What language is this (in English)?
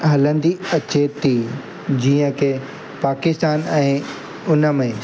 Sindhi